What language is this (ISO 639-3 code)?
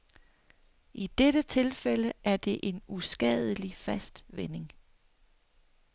dan